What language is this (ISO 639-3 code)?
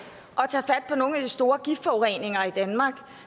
dan